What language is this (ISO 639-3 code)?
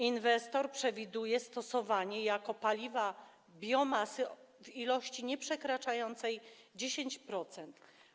pol